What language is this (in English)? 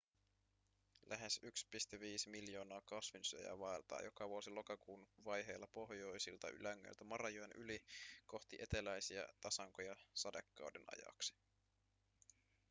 Finnish